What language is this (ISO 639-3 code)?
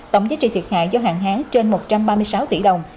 vie